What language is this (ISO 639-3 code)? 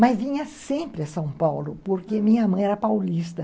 por